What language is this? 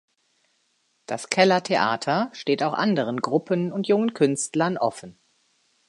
German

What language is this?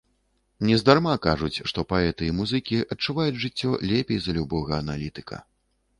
Belarusian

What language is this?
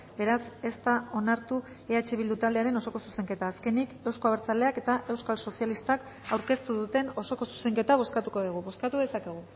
Basque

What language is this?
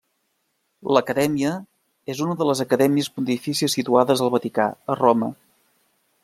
Catalan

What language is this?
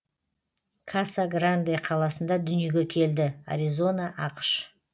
Kazakh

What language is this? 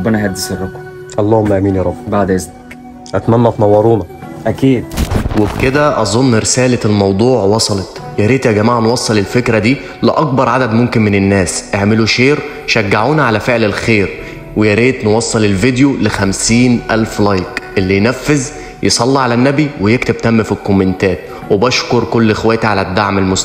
Arabic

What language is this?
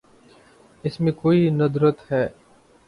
Urdu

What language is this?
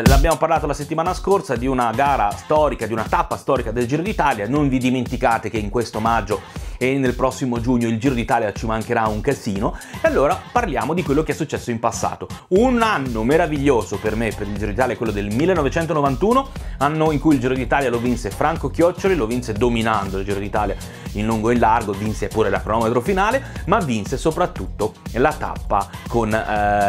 Italian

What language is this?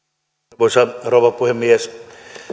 Finnish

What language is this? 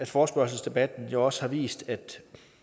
Danish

